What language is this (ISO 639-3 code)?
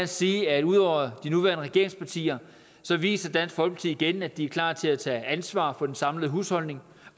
dan